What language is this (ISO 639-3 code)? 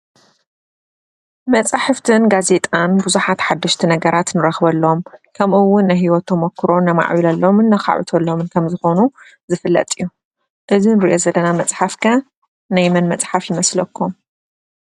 tir